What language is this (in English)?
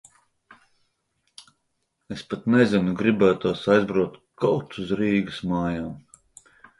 Latvian